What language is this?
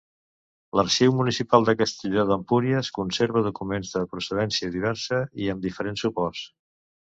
Catalan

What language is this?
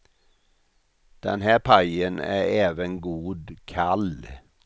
Swedish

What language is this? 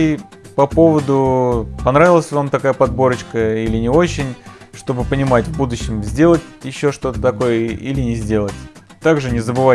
Russian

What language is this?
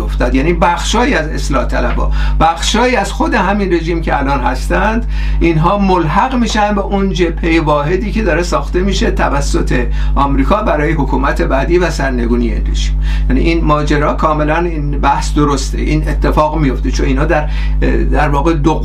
Persian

